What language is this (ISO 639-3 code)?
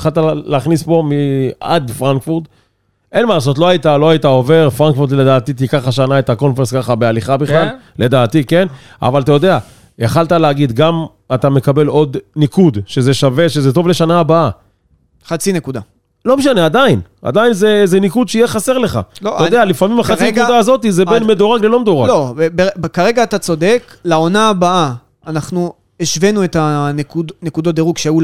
heb